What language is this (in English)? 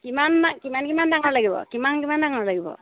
Assamese